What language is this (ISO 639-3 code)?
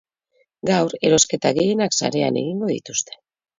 eus